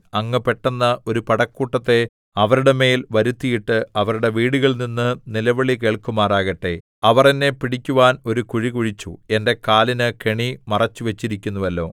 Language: Malayalam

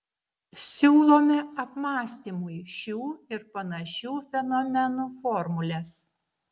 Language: Lithuanian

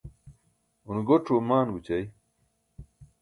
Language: Burushaski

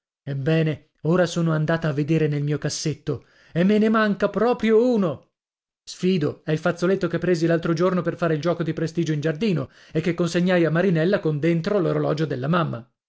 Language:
Italian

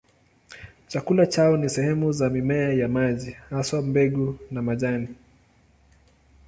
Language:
Swahili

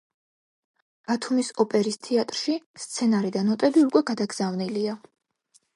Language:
Georgian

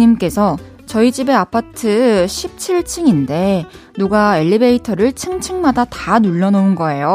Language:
Korean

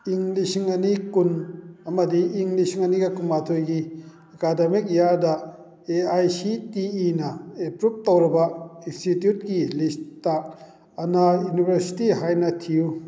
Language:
Manipuri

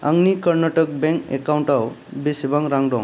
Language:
Bodo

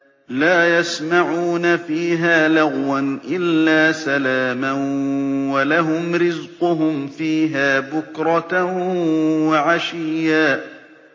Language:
Arabic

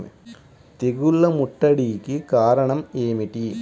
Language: Telugu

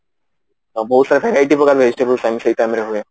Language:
Odia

